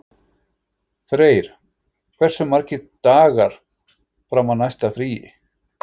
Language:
Icelandic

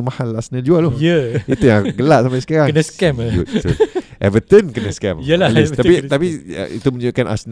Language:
Malay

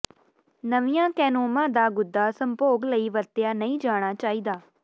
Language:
Punjabi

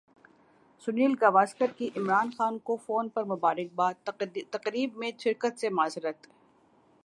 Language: Urdu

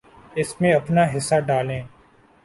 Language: Urdu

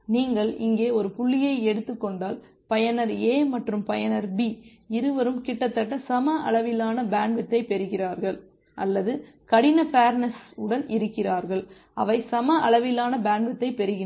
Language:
Tamil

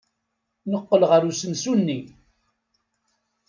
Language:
Kabyle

